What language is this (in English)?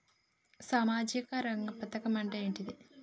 Telugu